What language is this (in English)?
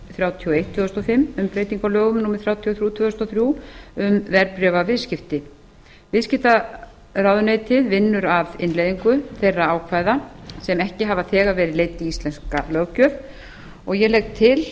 Icelandic